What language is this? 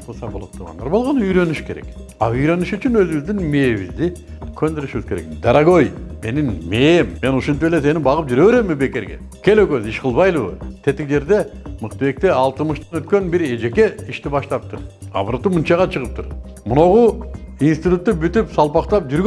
Turkish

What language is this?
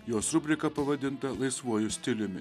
Lithuanian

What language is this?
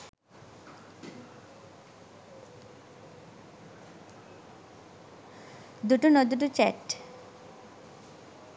Sinhala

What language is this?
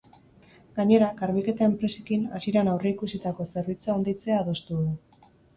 Basque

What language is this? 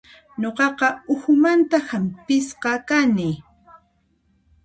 Puno Quechua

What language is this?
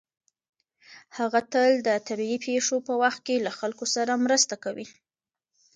Pashto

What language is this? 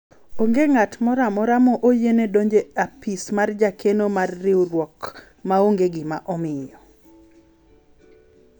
Luo (Kenya and Tanzania)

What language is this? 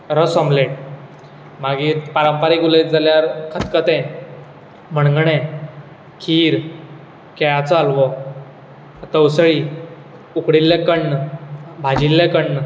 Konkani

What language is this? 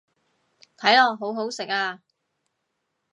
Cantonese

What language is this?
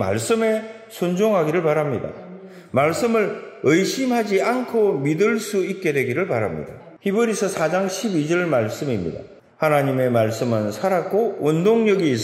Korean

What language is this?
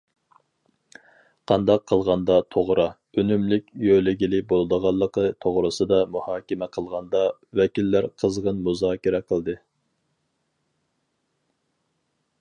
Uyghur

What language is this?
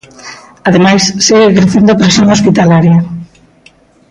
Galician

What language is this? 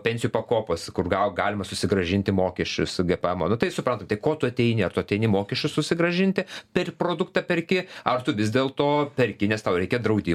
Lithuanian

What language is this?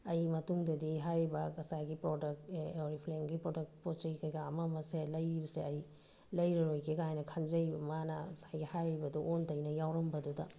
Manipuri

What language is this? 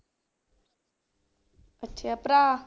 Punjabi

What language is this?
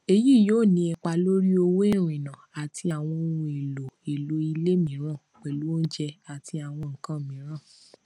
Yoruba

